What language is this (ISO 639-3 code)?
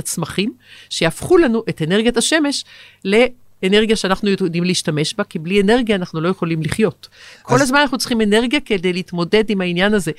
heb